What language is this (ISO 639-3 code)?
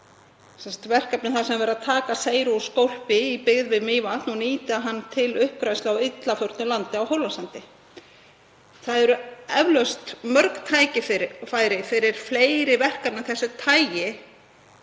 isl